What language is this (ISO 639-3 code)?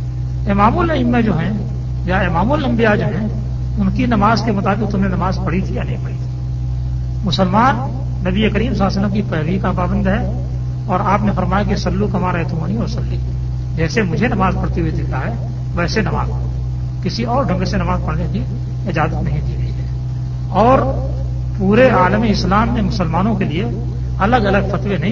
urd